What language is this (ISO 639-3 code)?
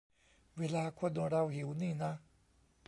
tha